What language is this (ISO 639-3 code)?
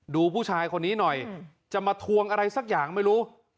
tha